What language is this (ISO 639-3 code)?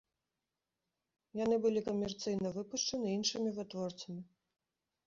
bel